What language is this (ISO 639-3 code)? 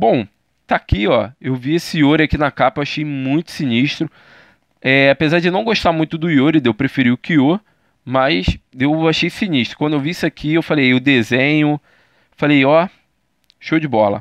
por